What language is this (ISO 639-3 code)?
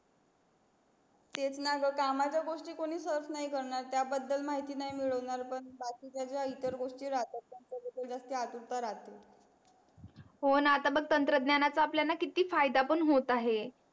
mar